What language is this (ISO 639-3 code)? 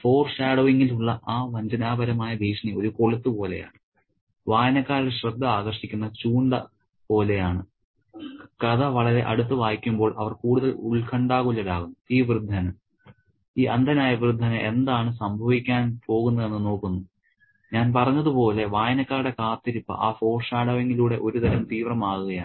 mal